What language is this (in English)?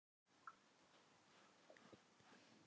Icelandic